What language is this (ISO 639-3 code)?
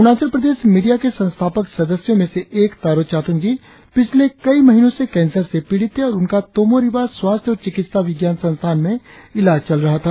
hin